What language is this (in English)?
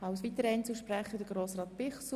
Swiss German